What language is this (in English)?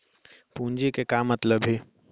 Chhattisgarhi